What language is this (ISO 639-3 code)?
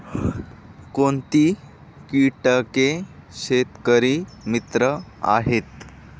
mar